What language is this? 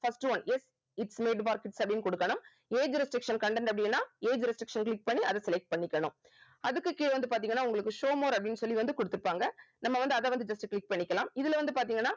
Tamil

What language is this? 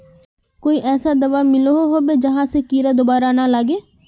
Magahi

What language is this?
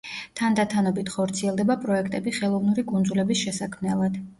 Georgian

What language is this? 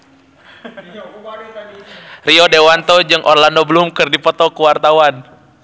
Sundanese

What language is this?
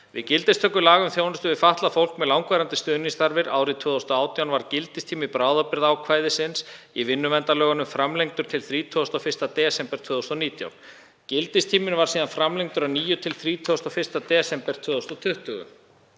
Icelandic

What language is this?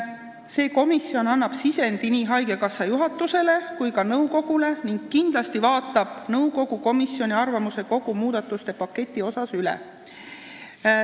Estonian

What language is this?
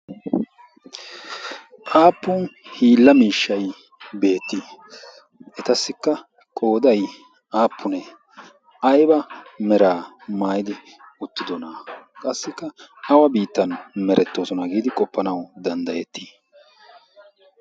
Wolaytta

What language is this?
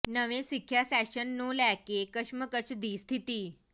Punjabi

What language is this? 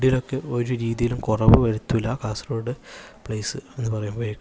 Malayalam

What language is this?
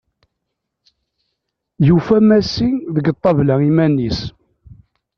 Kabyle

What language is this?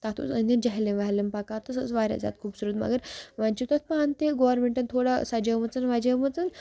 Kashmiri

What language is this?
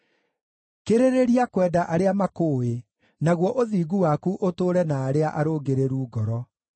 Kikuyu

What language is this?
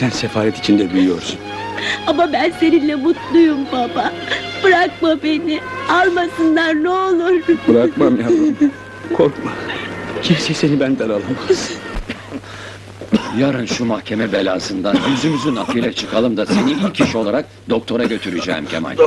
Turkish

